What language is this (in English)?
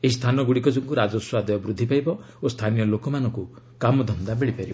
Odia